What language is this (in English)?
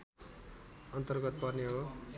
Nepali